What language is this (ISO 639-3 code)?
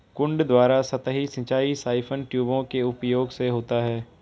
hin